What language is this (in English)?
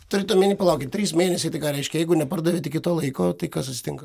Lithuanian